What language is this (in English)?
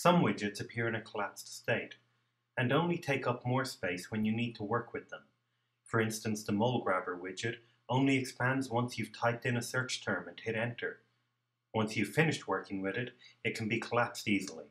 English